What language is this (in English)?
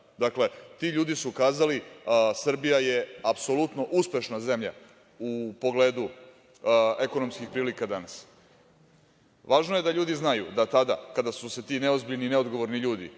Serbian